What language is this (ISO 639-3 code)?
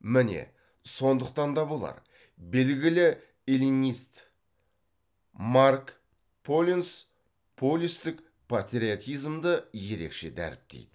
kaz